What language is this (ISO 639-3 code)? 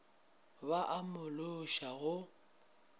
nso